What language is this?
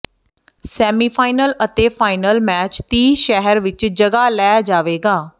Punjabi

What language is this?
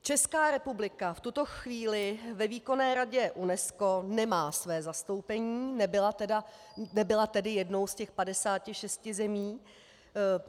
Czech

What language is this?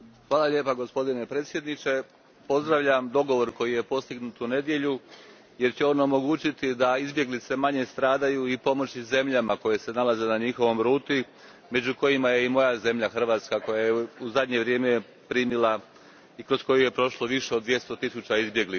Croatian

